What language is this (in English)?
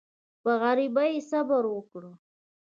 Pashto